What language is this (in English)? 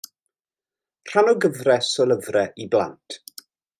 Welsh